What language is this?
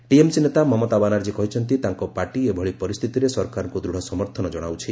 Odia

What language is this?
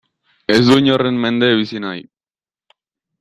Basque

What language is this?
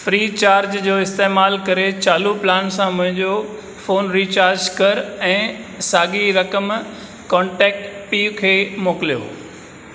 Sindhi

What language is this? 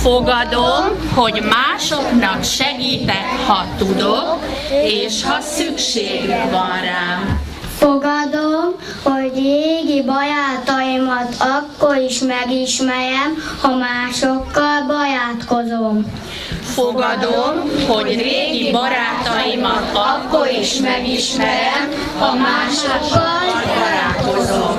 Hungarian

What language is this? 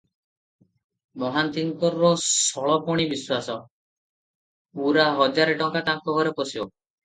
Odia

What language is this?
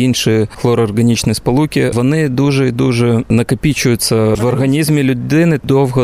Ukrainian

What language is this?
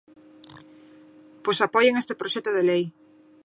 Galician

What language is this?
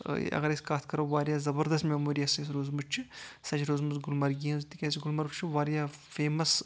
Kashmiri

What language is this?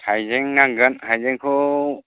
Bodo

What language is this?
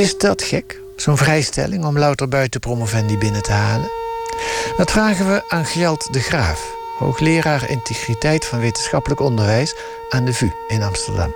Dutch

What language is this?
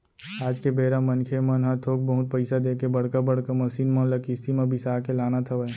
Chhattisgarhi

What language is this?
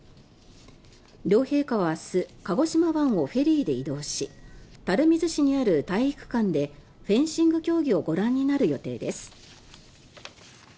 Japanese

